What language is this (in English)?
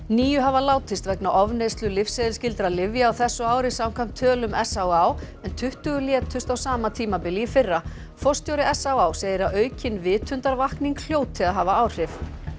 Icelandic